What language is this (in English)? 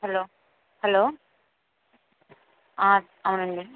Telugu